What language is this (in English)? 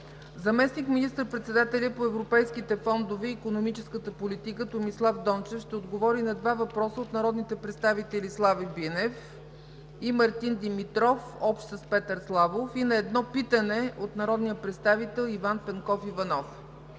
Bulgarian